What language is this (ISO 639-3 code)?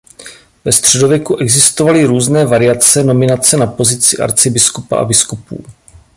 ces